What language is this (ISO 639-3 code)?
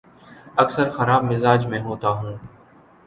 urd